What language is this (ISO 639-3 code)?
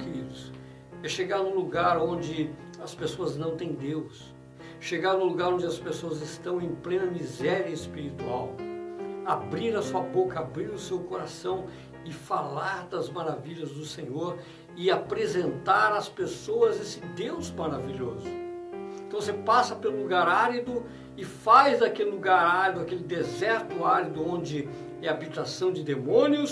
por